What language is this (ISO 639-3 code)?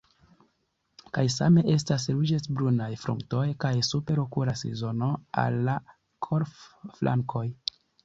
epo